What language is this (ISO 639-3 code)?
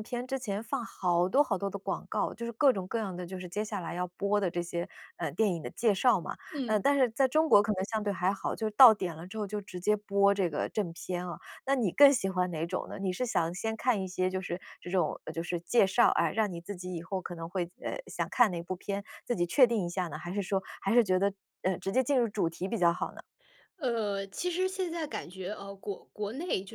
zho